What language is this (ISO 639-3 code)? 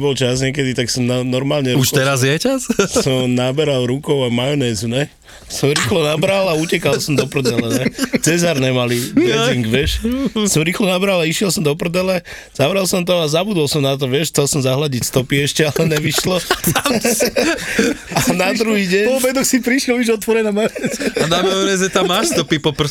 slk